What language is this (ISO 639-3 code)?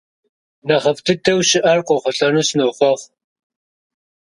kbd